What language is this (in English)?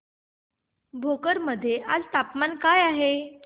Marathi